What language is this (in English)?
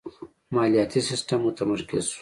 Pashto